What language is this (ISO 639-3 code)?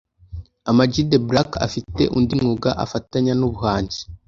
kin